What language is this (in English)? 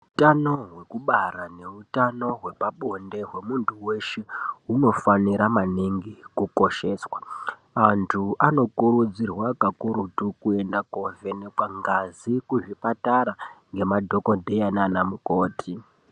Ndau